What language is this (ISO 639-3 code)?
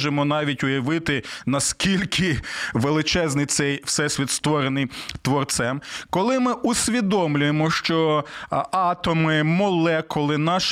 ukr